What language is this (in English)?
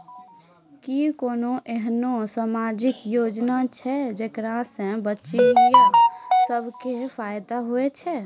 Maithili